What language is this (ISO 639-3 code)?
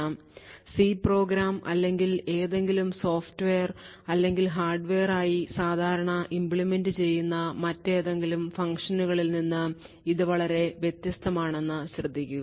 mal